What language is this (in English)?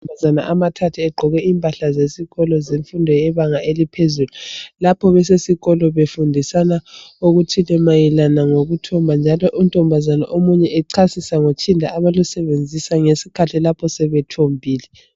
North Ndebele